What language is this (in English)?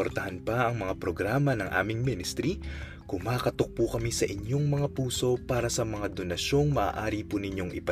Filipino